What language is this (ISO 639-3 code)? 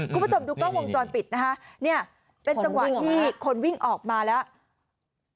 tha